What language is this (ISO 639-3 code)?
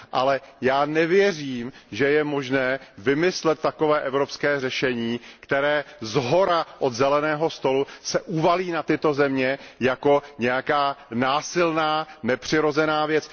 ces